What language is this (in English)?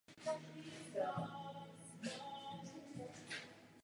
Czech